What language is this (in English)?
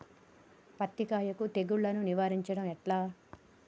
Telugu